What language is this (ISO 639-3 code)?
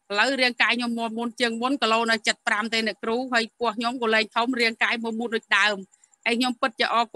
tha